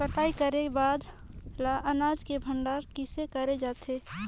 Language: Chhattisgarhi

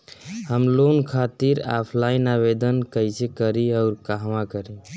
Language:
Bhojpuri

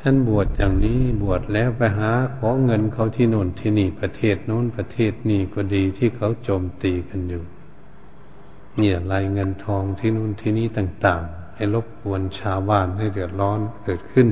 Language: Thai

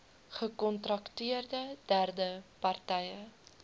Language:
Afrikaans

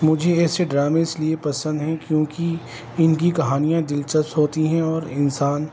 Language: Urdu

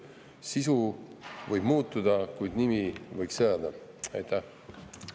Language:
Estonian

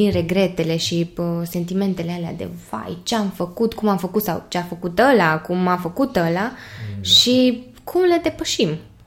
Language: Romanian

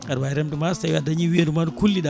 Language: Fula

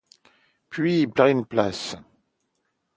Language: French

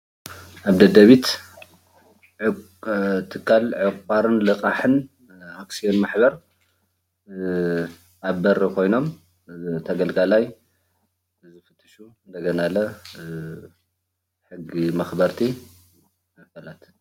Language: Tigrinya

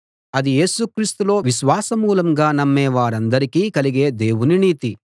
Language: Telugu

